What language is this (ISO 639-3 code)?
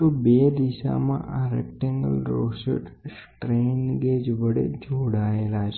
guj